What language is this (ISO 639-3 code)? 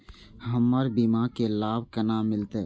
mai